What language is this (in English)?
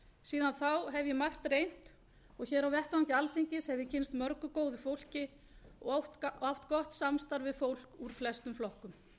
Icelandic